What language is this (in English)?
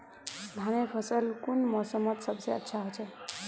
Magahi